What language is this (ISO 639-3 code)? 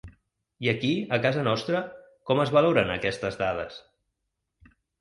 cat